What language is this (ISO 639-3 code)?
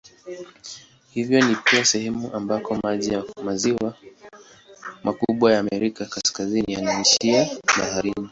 swa